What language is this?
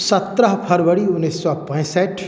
Maithili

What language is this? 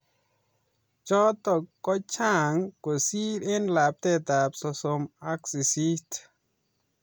Kalenjin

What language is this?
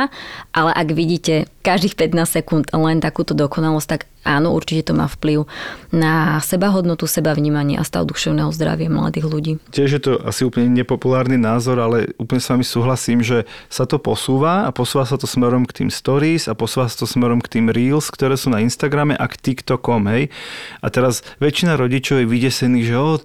Slovak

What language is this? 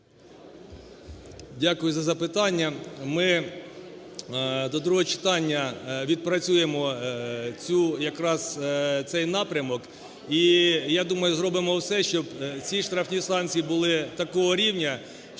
Ukrainian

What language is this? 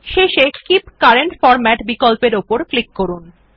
Bangla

